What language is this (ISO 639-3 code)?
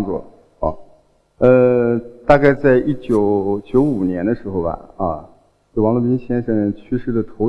zho